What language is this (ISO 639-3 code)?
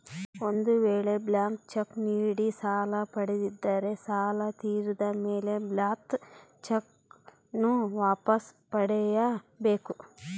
kan